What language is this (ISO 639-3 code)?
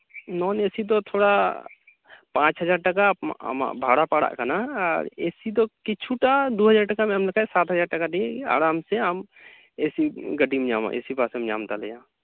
sat